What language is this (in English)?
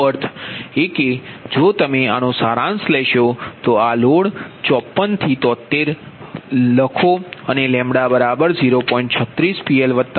Gujarati